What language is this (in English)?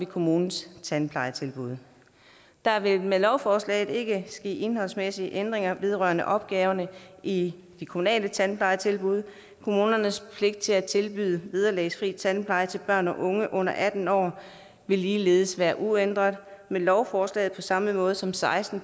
Danish